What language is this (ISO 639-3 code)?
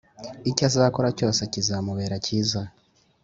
kin